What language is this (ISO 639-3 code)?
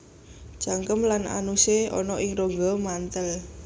jav